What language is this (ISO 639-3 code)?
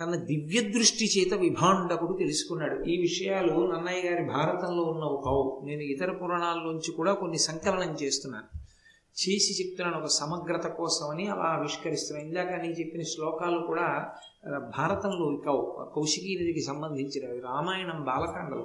tel